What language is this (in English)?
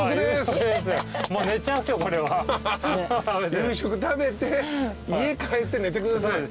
Japanese